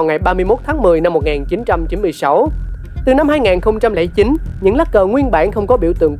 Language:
Vietnamese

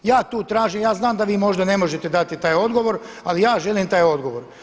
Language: Croatian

